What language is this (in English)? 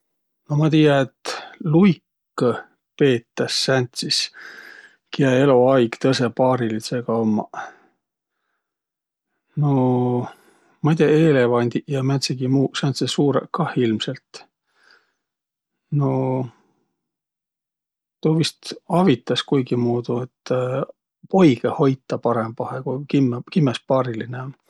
Võro